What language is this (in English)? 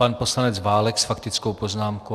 Czech